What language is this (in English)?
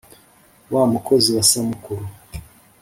Kinyarwanda